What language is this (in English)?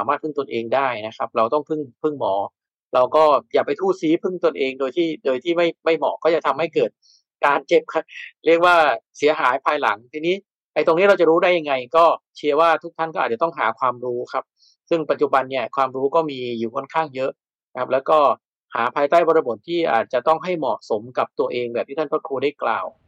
Thai